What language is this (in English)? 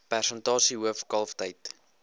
Afrikaans